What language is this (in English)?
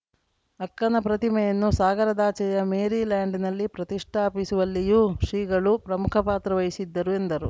Kannada